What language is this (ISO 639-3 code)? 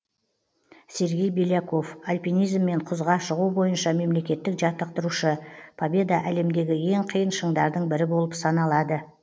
kaz